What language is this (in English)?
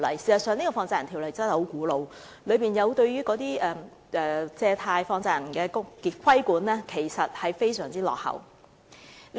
Cantonese